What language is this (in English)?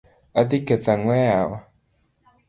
Luo (Kenya and Tanzania)